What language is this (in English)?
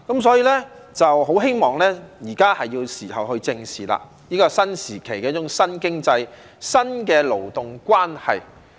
Cantonese